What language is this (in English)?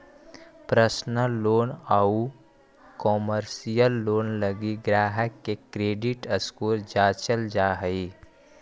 Magahi